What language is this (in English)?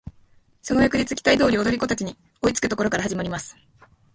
Japanese